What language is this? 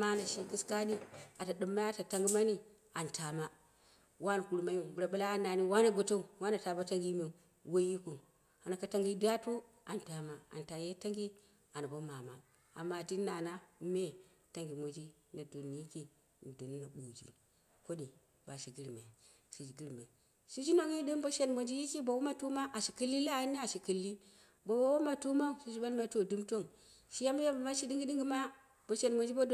Dera (Nigeria)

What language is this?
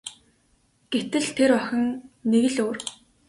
Mongolian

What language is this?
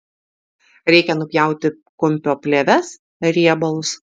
Lithuanian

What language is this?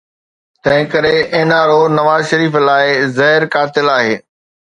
Sindhi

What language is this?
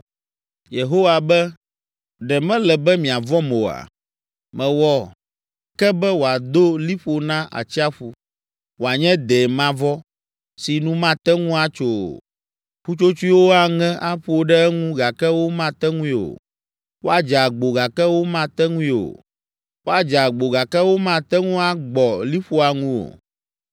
Ewe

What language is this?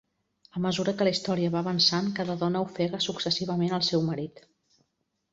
Catalan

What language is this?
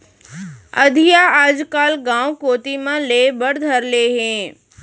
Chhattisgarhi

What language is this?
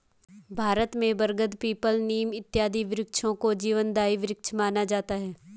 Hindi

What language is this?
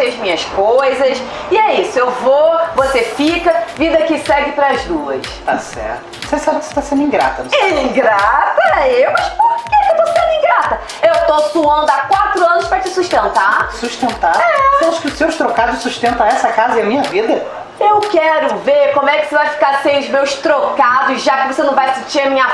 Portuguese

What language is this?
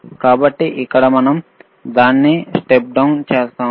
Telugu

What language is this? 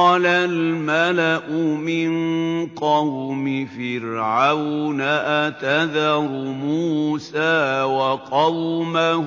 Arabic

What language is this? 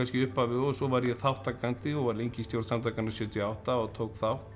Icelandic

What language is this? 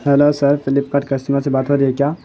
Urdu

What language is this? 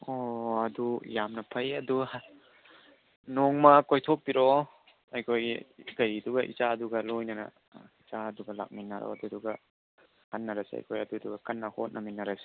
Manipuri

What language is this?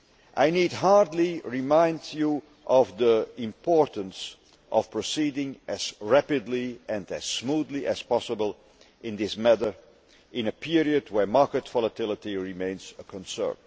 English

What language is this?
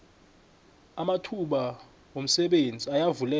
South Ndebele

